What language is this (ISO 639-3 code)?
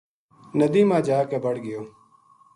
gju